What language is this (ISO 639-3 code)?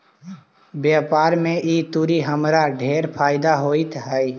mag